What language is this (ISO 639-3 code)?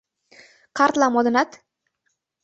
chm